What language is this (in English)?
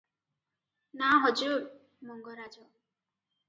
Odia